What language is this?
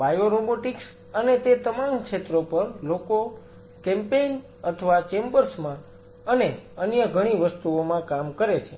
Gujarati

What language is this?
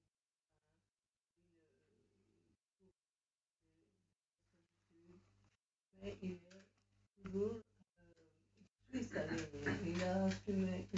French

